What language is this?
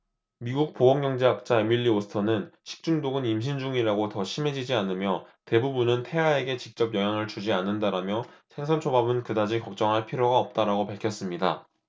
Korean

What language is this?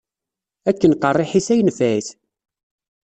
Kabyle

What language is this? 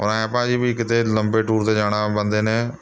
Punjabi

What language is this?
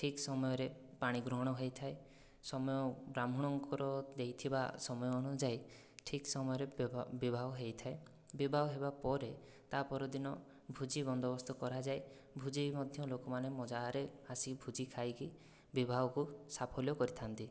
Odia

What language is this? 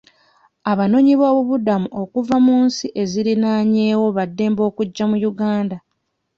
Ganda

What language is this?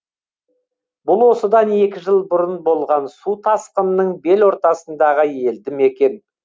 Kazakh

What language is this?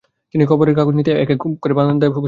Bangla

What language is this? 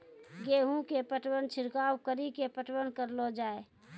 Maithili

